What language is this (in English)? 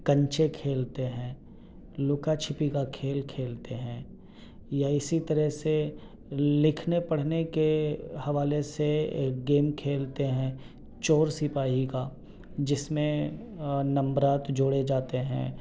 Urdu